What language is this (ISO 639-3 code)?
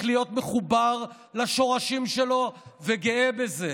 heb